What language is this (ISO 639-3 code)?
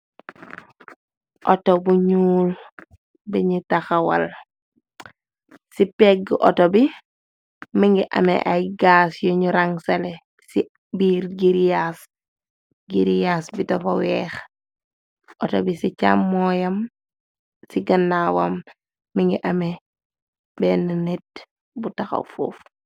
wol